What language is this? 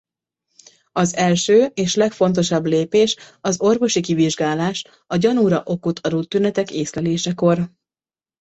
Hungarian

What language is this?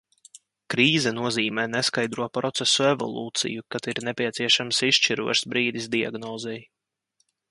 Latvian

